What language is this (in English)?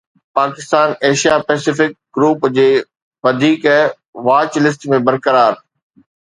Sindhi